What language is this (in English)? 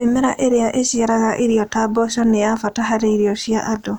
Kikuyu